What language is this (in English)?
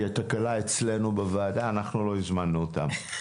Hebrew